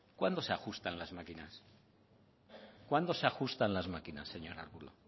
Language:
Spanish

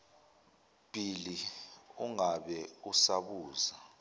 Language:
Zulu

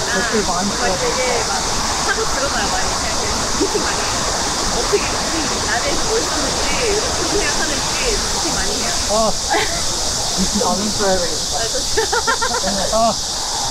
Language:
Korean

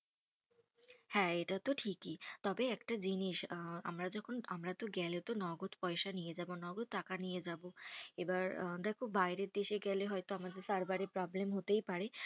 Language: Bangla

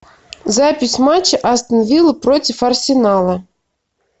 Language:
Russian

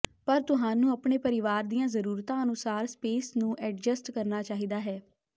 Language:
Punjabi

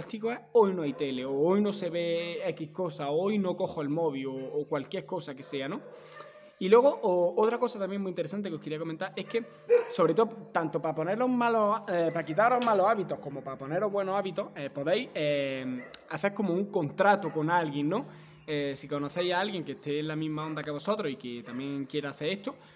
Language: Spanish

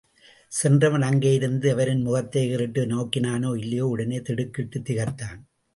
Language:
Tamil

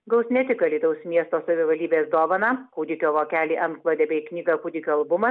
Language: Lithuanian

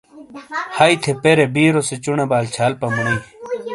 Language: Shina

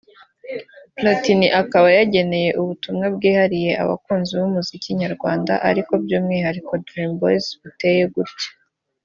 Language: Kinyarwanda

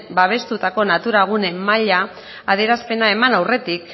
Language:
Basque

